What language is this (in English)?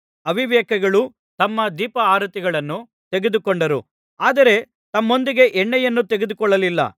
Kannada